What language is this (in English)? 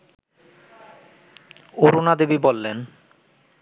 Bangla